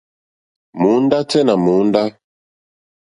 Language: Mokpwe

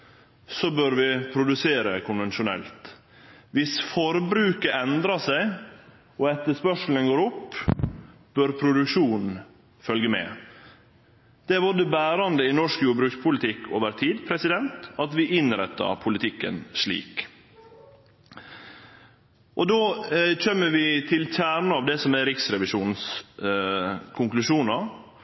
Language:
Norwegian Nynorsk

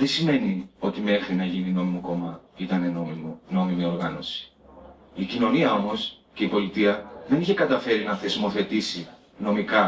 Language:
Greek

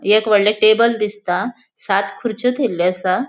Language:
Konkani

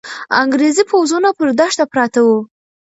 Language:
Pashto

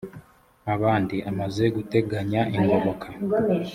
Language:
Kinyarwanda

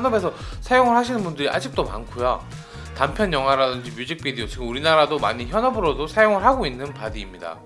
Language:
Korean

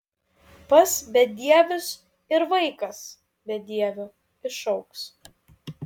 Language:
Lithuanian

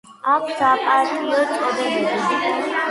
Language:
Georgian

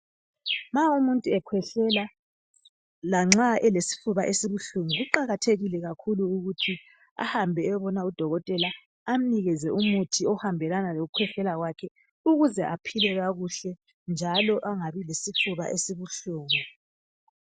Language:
North Ndebele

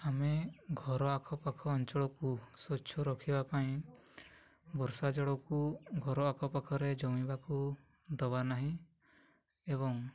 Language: Odia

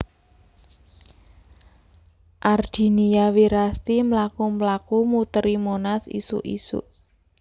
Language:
Javanese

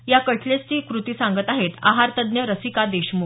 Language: Marathi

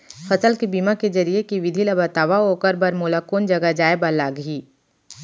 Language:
Chhattisgarhi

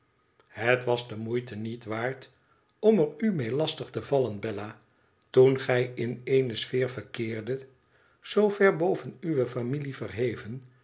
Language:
Dutch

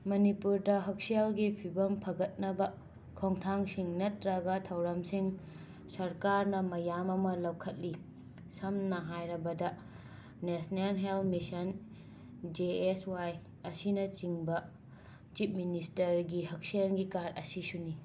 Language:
Manipuri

